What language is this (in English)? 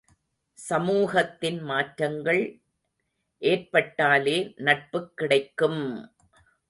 Tamil